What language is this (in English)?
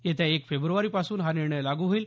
Marathi